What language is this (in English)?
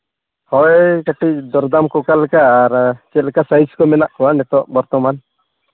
Santali